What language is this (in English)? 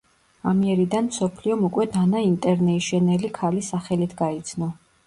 Georgian